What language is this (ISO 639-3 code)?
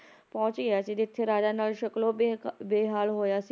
pan